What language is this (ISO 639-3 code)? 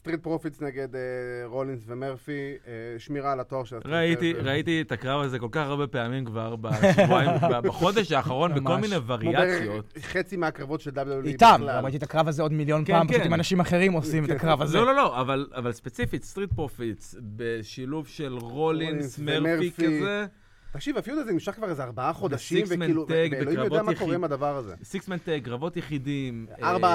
heb